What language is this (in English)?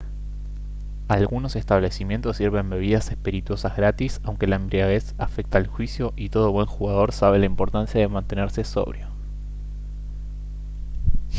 Spanish